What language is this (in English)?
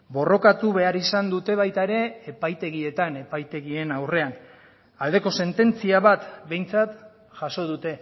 Basque